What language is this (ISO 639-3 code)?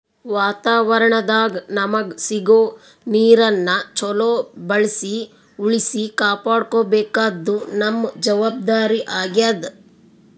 kan